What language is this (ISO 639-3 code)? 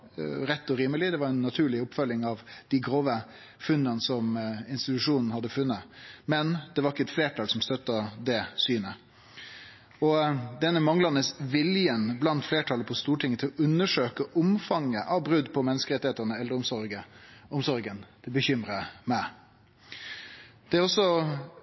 nno